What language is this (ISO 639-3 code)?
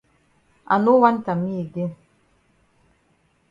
wes